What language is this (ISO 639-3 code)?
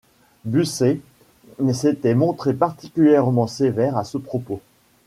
fra